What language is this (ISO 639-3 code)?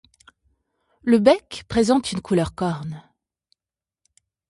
fra